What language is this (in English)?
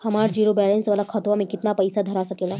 Bhojpuri